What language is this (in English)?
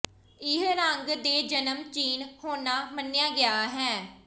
Punjabi